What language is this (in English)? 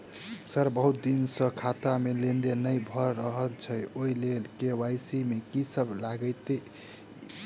Maithili